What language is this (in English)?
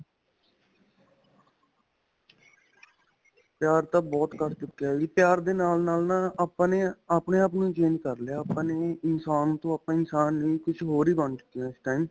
Punjabi